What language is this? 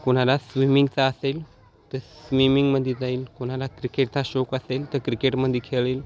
Marathi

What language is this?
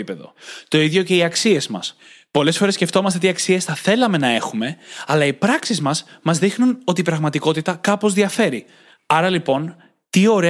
Greek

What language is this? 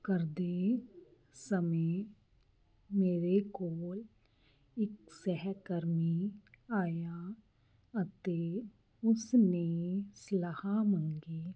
Punjabi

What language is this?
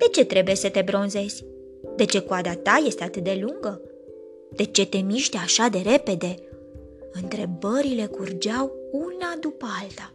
Romanian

